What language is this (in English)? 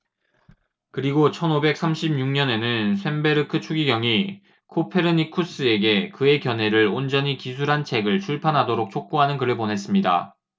Korean